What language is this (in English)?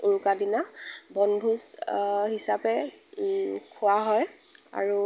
Assamese